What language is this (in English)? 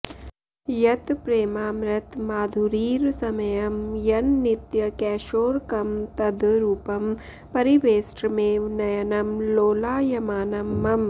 Sanskrit